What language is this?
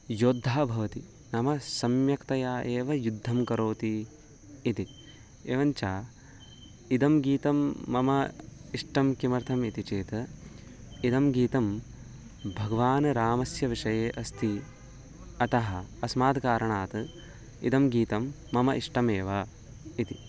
Sanskrit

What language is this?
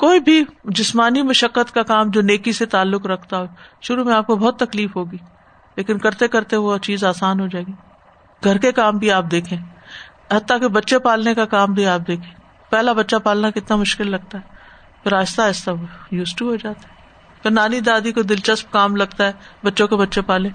Urdu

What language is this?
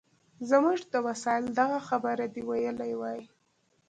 Pashto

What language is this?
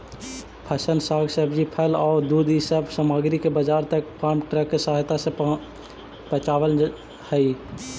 Magahi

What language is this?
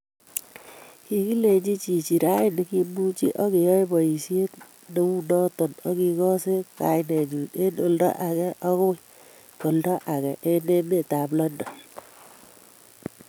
Kalenjin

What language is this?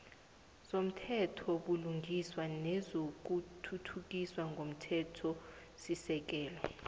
South Ndebele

